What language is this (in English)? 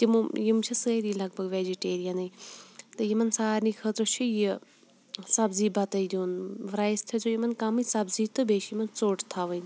Kashmiri